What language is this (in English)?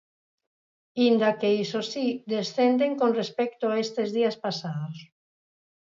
Galician